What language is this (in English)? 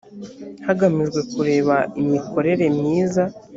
Kinyarwanda